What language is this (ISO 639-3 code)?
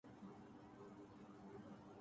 urd